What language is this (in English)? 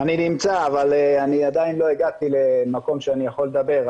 Hebrew